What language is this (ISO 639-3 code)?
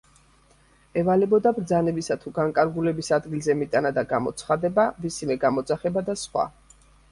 kat